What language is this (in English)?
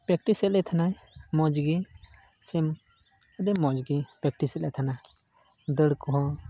Santali